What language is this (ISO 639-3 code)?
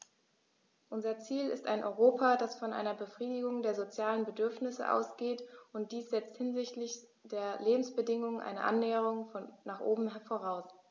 deu